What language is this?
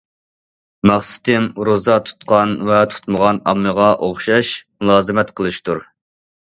Uyghur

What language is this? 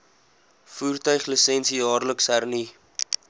Afrikaans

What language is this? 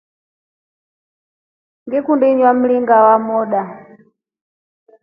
Rombo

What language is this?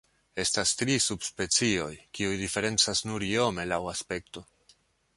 Esperanto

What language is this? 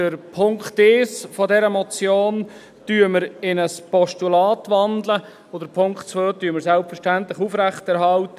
Swiss German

